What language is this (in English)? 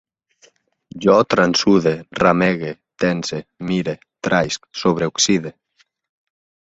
Catalan